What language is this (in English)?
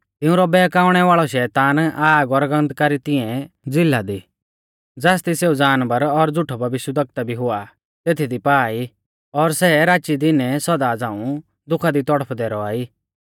Mahasu Pahari